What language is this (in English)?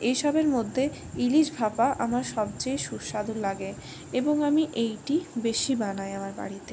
Bangla